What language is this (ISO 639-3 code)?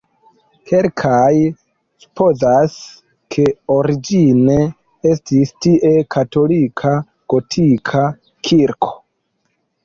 epo